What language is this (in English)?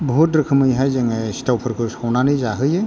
Bodo